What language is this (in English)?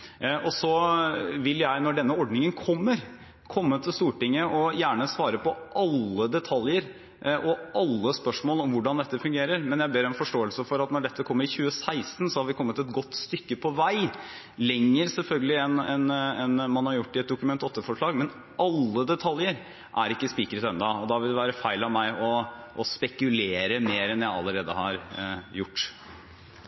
Norwegian Bokmål